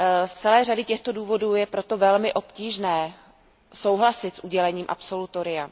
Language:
Czech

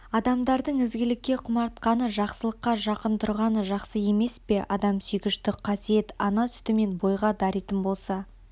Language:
Kazakh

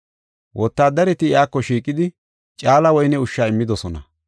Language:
Gofa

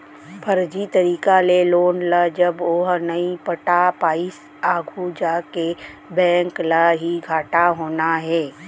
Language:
Chhattisgarhi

